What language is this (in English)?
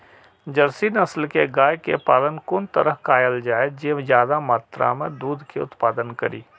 Maithili